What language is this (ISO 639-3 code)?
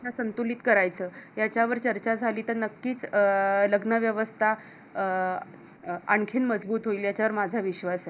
mar